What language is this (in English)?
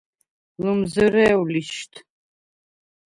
Svan